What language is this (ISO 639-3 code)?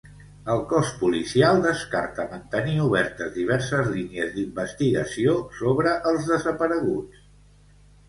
cat